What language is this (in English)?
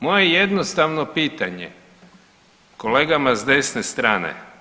Croatian